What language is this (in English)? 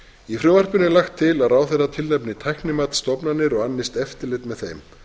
Icelandic